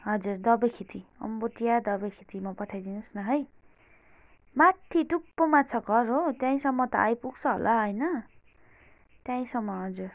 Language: Nepali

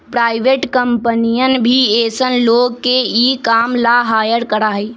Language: Magahi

